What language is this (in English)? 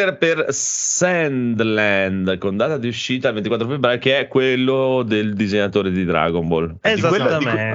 Italian